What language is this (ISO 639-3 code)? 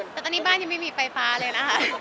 tha